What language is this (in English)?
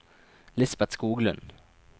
Norwegian